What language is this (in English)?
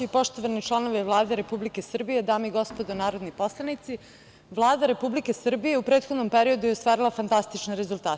Serbian